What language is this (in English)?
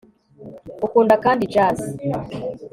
Kinyarwanda